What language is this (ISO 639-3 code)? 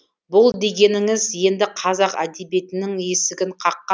kaz